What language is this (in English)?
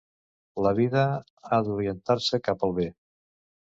Catalan